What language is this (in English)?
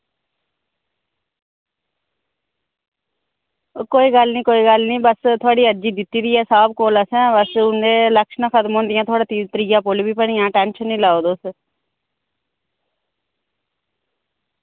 Dogri